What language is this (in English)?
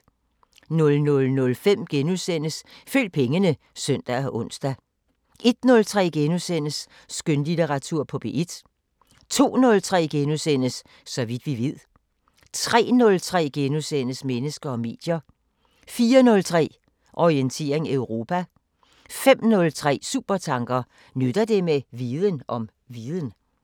Danish